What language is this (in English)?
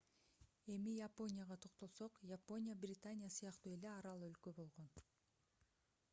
Kyrgyz